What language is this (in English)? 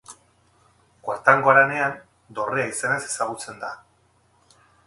Basque